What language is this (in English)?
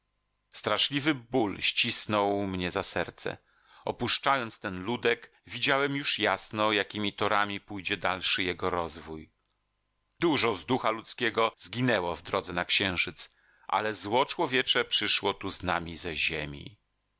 Polish